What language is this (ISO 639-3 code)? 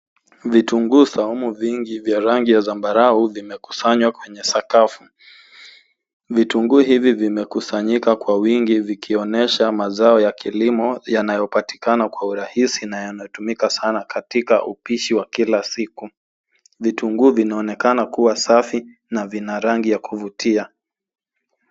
swa